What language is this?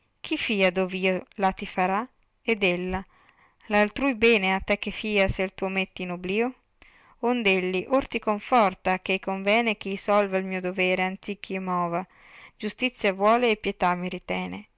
Italian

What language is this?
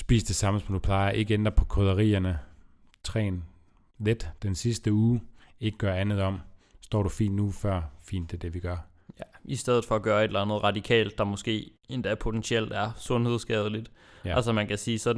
Danish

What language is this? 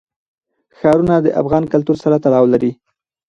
Pashto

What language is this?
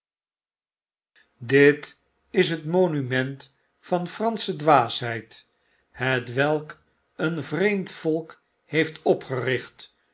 Dutch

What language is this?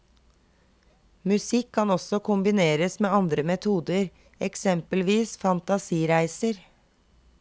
Norwegian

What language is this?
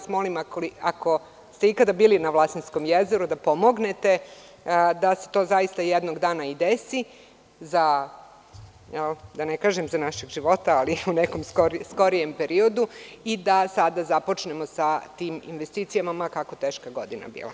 Serbian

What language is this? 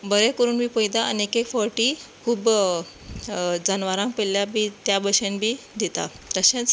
Konkani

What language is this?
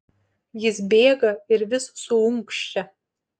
Lithuanian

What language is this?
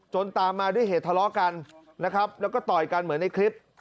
Thai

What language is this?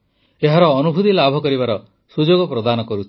Odia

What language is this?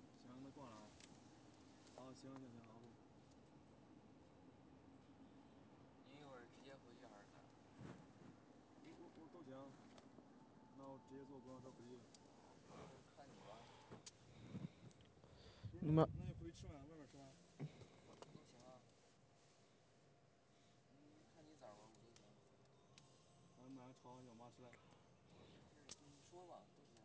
Chinese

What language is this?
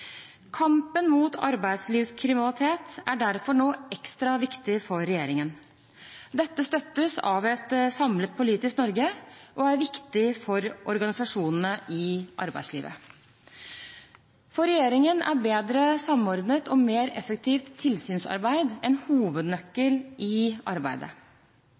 Norwegian Bokmål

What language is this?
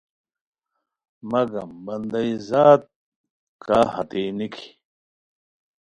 Khowar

